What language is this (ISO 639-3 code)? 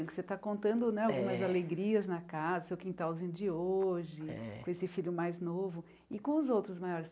por